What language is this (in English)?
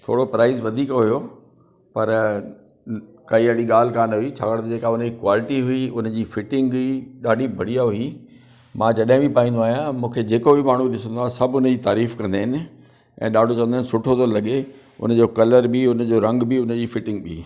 Sindhi